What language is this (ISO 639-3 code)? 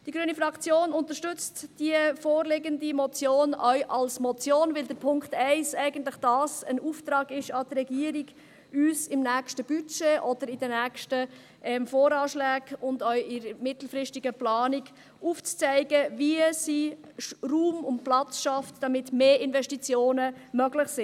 gsw